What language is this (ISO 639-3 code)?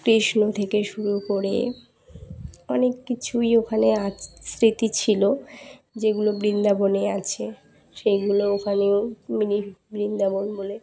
ben